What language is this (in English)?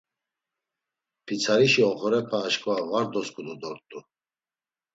Laz